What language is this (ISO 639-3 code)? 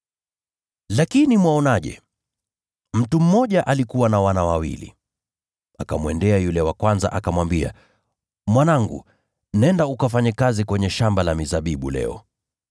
swa